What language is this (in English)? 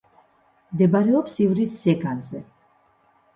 Georgian